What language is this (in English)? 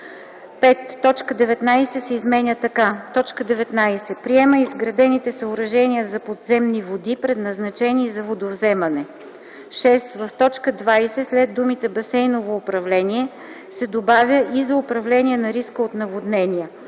Bulgarian